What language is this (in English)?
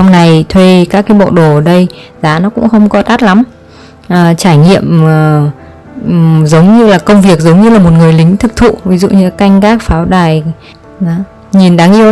Vietnamese